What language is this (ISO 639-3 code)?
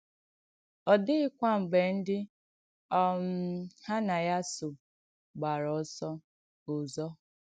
ibo